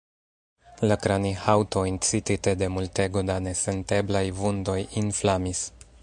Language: Esperanto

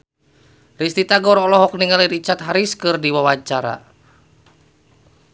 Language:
Sundanese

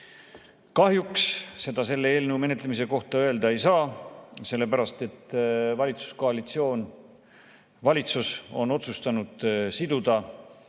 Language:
Estonian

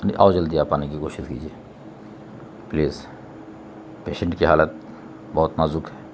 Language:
Urdu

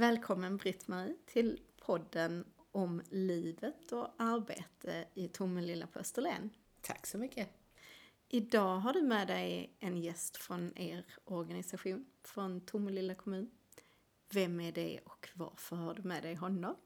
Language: Swedish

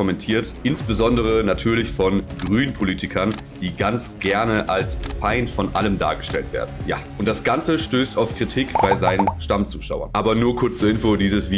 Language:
German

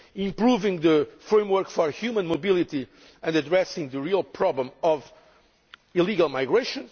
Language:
English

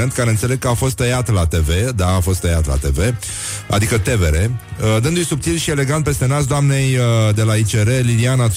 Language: Romanian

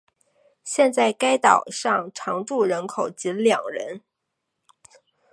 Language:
Chinese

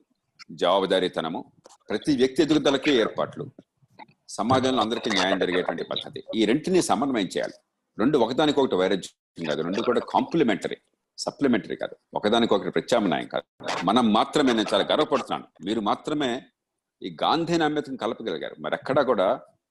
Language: Telugu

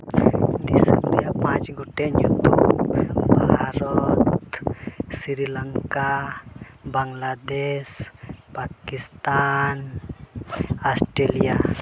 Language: Santali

